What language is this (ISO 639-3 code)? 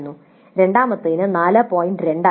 mal